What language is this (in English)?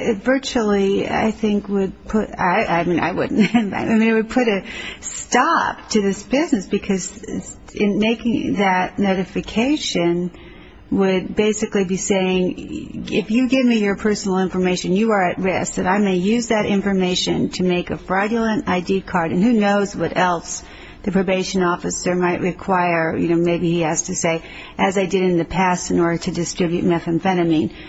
English